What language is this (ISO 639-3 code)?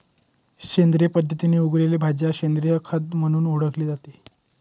mar